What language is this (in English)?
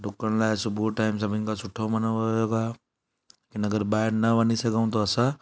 Sindhi